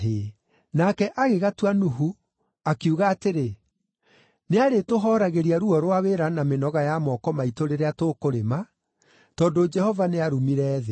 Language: Kikuyu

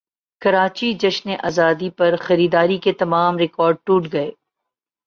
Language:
Urdu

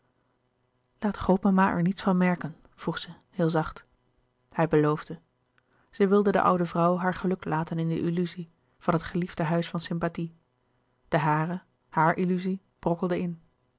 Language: Dutch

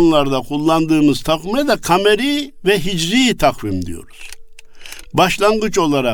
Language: Turkish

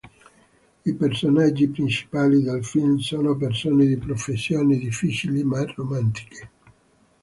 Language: Italian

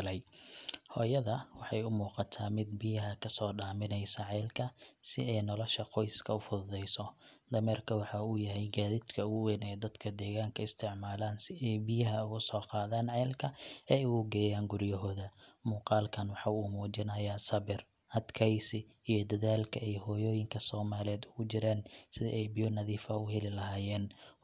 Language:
Somali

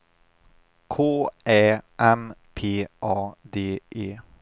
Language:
Swedish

